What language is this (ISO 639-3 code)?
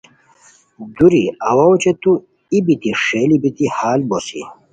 khw